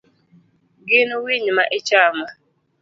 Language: Luo (Kenya and Tanzania)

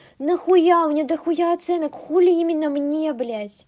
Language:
Russian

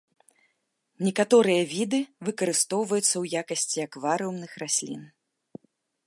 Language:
Belarusian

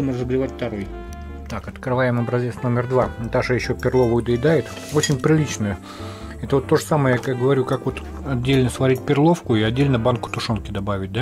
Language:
Russian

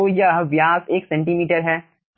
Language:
Hindi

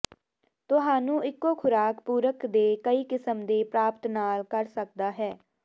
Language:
Punjabi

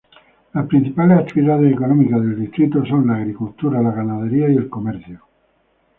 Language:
Spanish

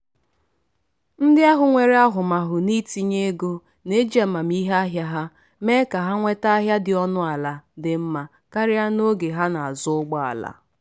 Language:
Igbo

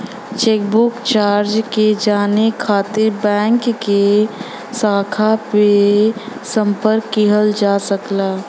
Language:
Bhojpuri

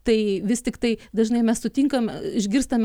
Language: Lithuanian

